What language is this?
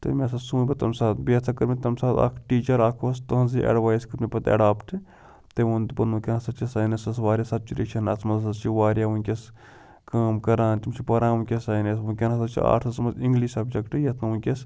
Kashmiri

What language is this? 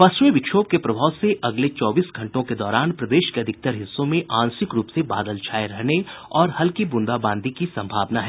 Hindi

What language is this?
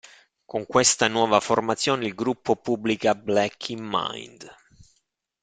Italian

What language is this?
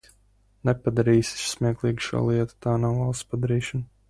Latvian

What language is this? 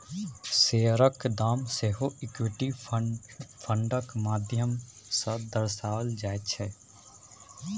Maithili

